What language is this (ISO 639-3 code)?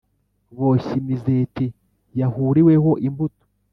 kin